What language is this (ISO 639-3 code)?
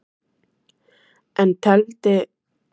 isl